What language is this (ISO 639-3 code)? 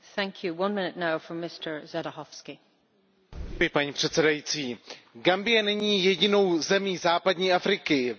ces